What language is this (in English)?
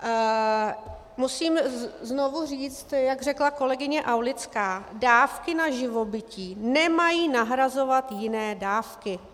Czech